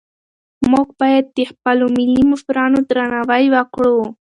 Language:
Pashto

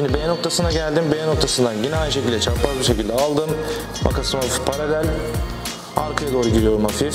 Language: Turkish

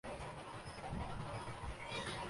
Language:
Urdu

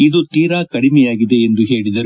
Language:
Kannada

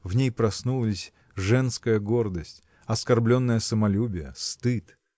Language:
Russian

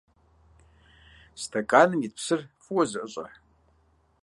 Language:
Kabardian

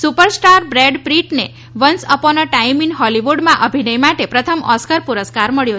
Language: Gujarati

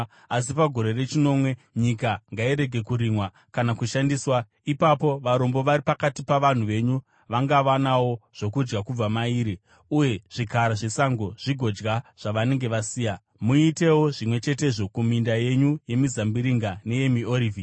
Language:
Shona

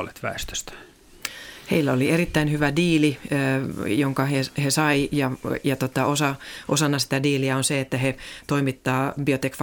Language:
Finnish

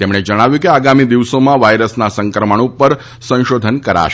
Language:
Gujarati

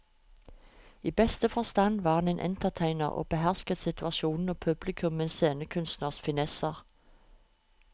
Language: Norwegian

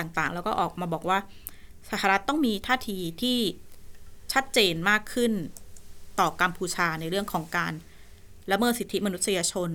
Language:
Thai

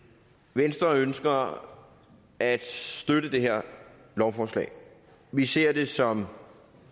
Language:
Danish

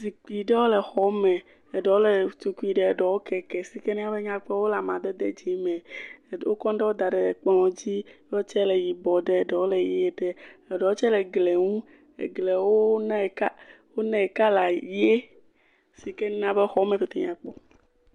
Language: Ewe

